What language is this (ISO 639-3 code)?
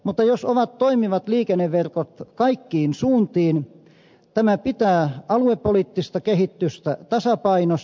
fin